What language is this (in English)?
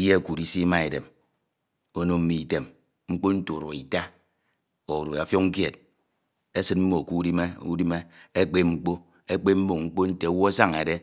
Ito